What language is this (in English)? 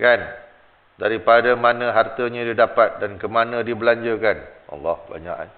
Malay